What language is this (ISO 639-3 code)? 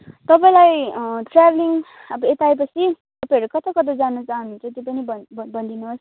nep